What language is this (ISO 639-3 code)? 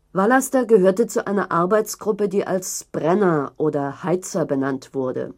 deu